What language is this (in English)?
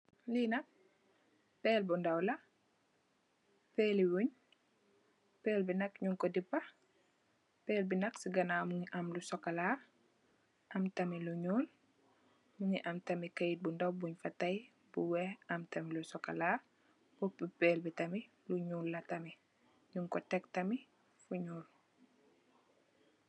Wolof